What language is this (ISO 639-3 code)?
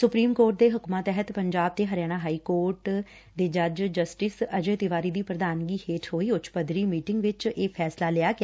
pan